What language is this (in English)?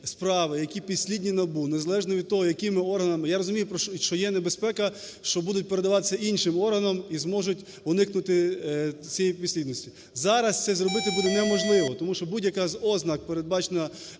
Ukrainian